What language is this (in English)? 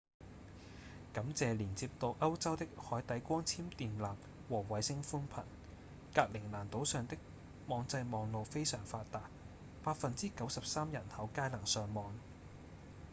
Cantonese